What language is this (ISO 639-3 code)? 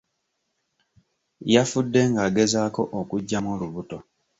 lug